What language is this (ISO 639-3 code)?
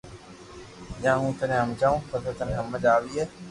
lrk